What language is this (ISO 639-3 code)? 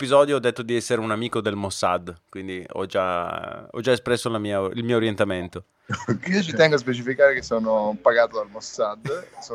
ita